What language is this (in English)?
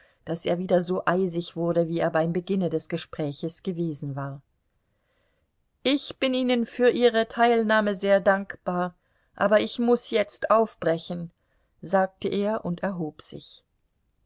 German